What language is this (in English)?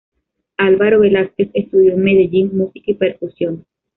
Spanish